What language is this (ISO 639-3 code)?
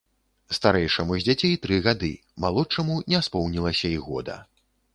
bel